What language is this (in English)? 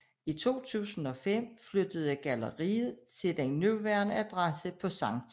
Danish